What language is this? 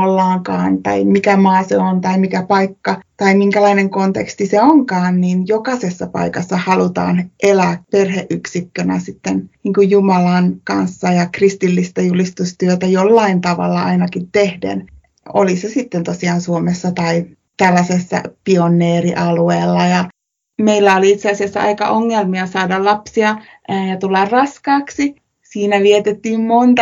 Finnish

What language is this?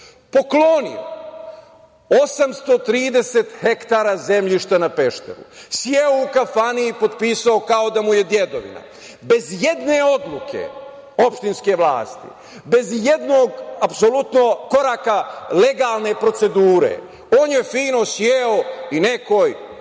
Serbian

